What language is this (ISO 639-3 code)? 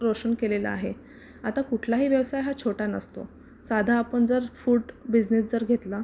mar